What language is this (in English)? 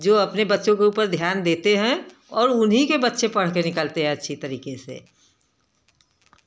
Hindi